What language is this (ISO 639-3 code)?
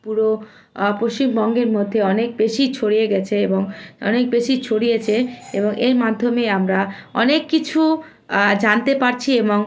ben